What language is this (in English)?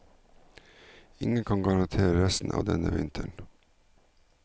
Norwegian